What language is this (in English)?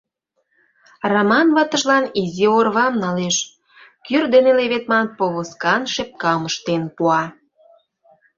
Mari